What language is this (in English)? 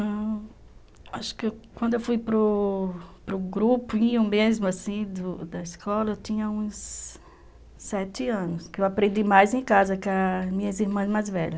Portuguese